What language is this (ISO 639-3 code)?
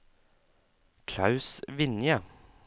nor